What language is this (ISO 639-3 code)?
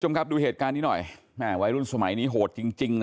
tha